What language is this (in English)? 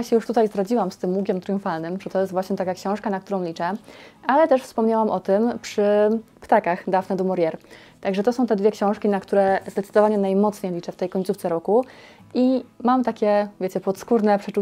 Polish